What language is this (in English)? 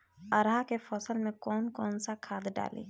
Bhojpuri